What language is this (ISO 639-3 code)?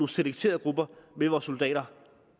dan